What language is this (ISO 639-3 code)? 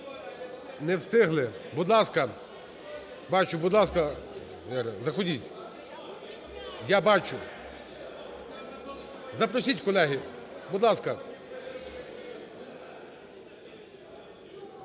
ukr